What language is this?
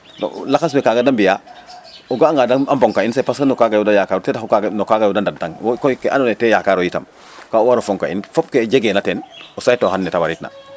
Serer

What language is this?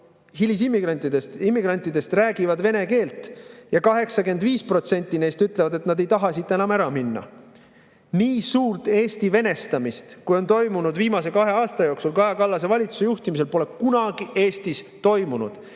Estonian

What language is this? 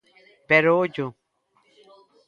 Galician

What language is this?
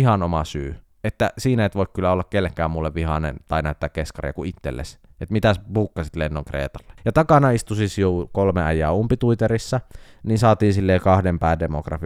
Finnish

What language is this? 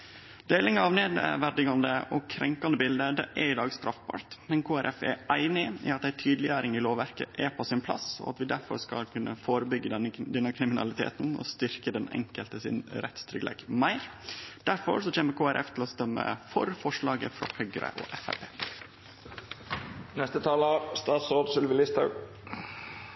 Norwegian Nynorsk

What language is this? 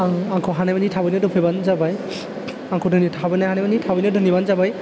Bodo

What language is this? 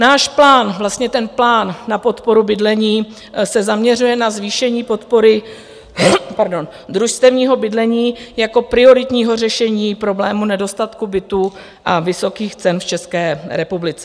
Czech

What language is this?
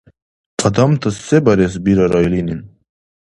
Dargwa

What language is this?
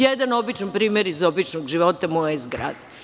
Serbian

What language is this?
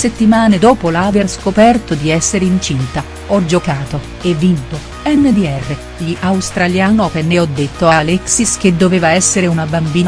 Italian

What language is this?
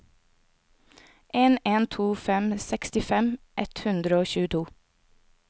Norwegian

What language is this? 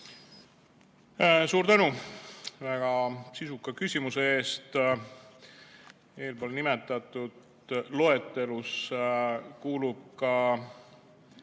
Estonian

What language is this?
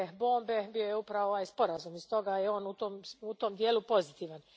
Croatian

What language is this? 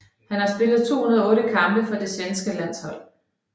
Danish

